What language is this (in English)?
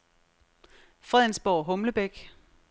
Danish